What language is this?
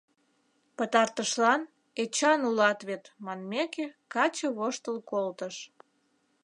Mari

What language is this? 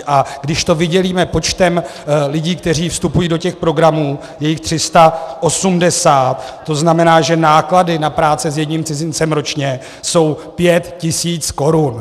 Czech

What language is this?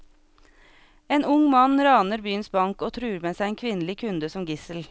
Norwegian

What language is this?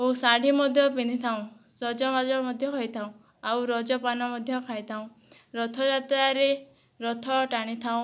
Odia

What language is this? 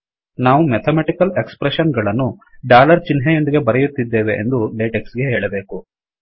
Kannada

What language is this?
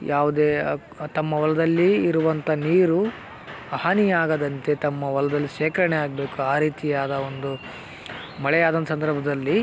Kannada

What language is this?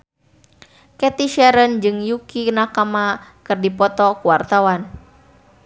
Sundanese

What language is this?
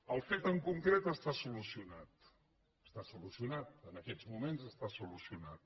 Catalan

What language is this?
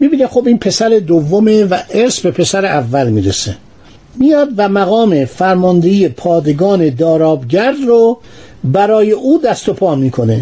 Persian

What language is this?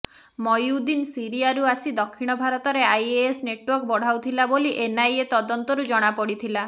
Odia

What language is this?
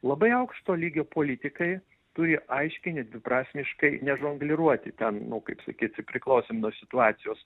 Lithuanian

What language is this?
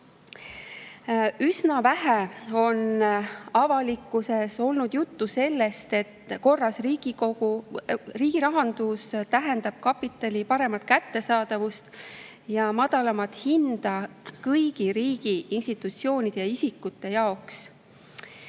Estonian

